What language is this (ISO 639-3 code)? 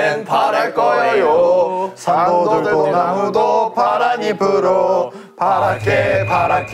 kor